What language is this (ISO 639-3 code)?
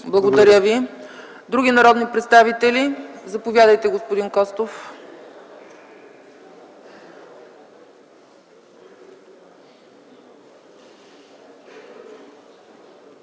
bul